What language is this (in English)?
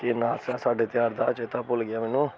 Dogri